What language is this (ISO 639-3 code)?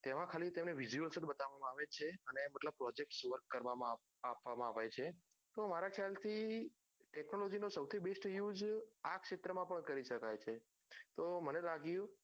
guj